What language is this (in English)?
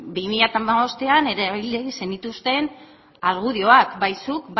Basque